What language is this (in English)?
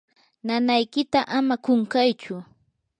Yanahuanca Pasco Quechua